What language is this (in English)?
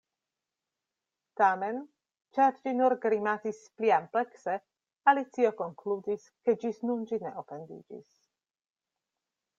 Esperanto